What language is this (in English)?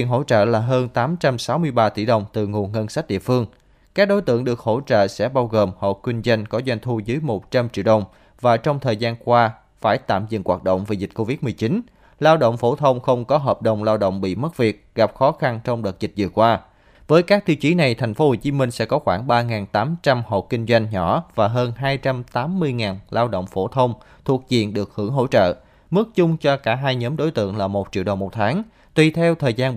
Vietnamese